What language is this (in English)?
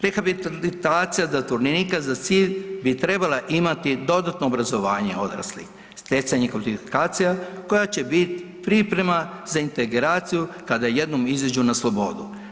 Croatian